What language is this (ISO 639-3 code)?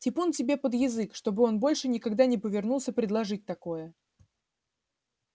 rus